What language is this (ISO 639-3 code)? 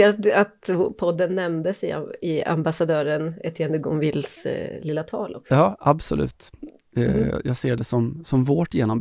swe